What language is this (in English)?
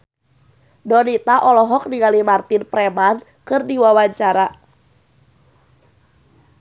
Sundanese